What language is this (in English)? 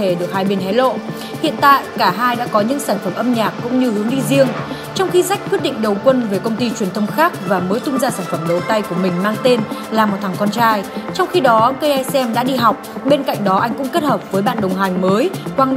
Vietnamese